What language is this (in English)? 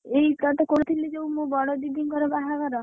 Odia